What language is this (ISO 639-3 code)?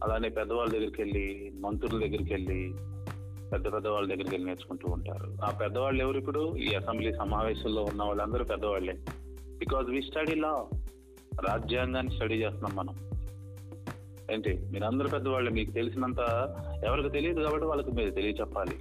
tel